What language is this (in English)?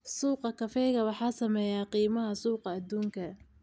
Somali